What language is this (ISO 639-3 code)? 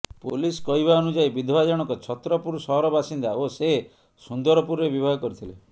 ori